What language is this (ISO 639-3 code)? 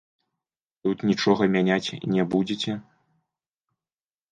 bel